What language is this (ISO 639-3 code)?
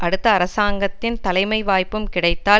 tam